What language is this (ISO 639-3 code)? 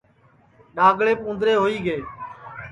ssi